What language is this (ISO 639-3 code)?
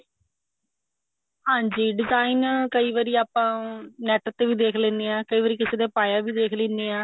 pan